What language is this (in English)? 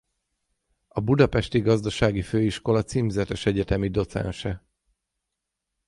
Hungarian